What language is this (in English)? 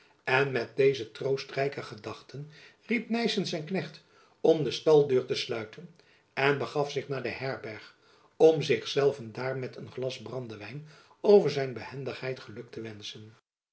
Dutch